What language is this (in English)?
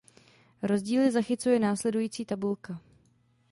Czech